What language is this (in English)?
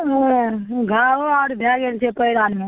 Maithili